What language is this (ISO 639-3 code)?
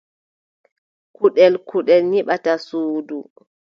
fub